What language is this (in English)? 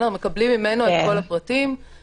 Hebrew